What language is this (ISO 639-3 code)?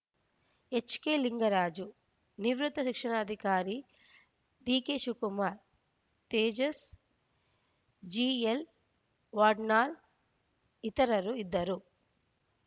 kan